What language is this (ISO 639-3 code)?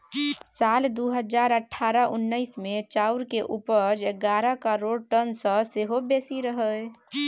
mai